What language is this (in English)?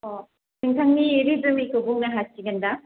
Bodo